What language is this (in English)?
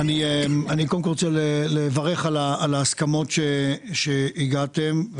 Hebrew